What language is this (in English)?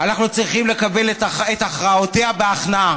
Hebrew